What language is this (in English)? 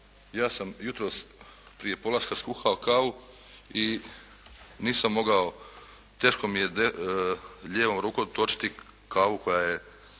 Croatian